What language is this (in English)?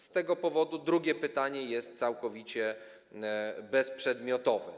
Polish